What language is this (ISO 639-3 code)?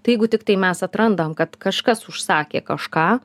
lit